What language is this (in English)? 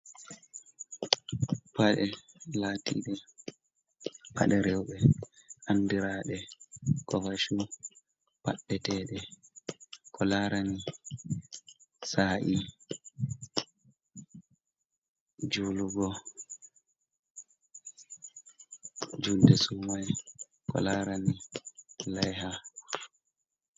Fula